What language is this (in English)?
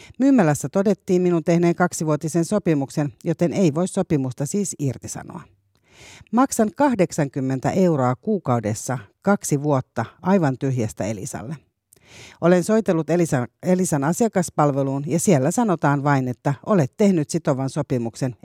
Finnish